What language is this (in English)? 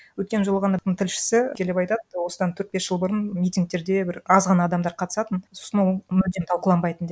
Kazakh